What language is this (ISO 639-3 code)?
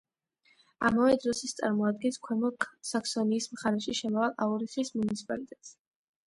kat